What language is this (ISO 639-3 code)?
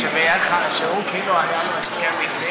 heb